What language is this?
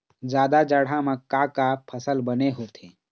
Chhattisgarhi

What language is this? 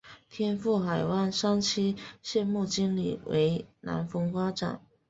Chinese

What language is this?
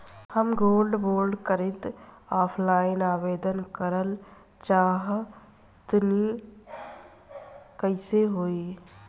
Bhojpuri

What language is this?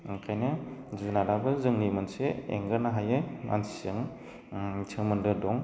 Bodo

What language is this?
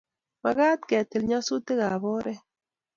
Kalenjin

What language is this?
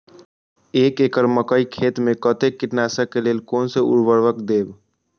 Maithili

